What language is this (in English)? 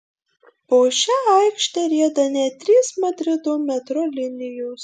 Lithuanian